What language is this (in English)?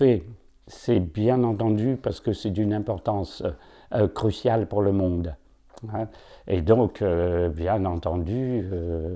French